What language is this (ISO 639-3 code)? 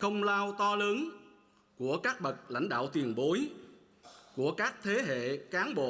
vie